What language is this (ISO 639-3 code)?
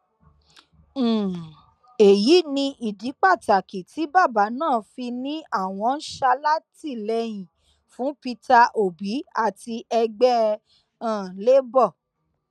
yor